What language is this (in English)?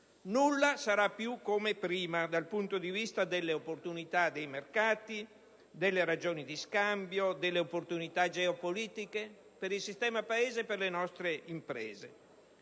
Italian